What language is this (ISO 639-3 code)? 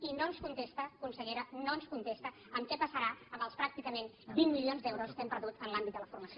cat